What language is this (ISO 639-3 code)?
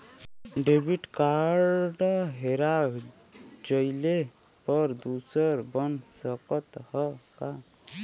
bho